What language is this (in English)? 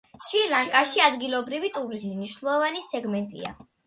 Georgian